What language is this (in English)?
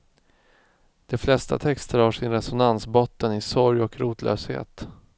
Swedish